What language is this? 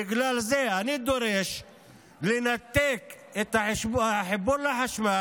Hebrew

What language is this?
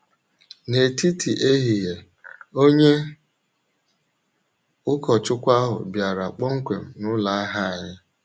Igbo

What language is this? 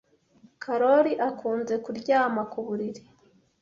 Kinyarwanda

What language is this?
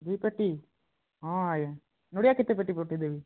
Odia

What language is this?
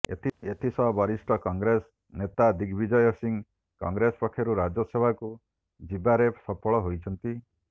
Odia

